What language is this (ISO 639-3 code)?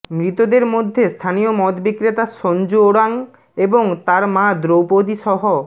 ben